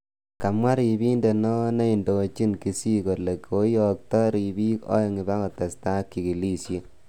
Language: Kalenjin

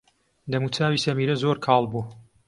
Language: Central Kurdish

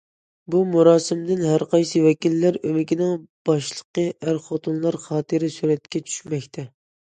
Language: Uyghur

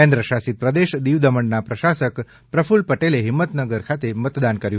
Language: Gujarati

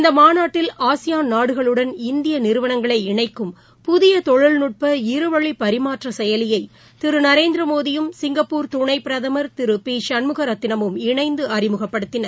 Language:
Tamil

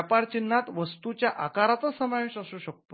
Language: Marathi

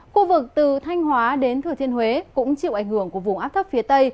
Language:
Vietnamese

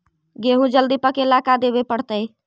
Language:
Magahi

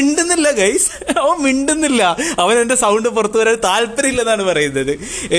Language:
Malayalam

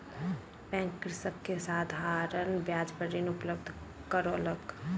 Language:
Maithili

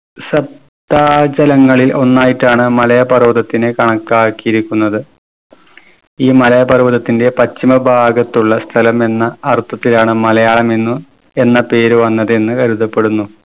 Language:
Malayalam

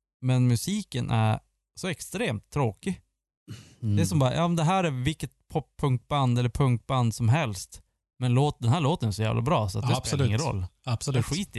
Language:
Swedish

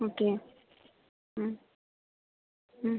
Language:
Tamil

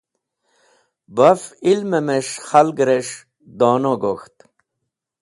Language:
Wakhi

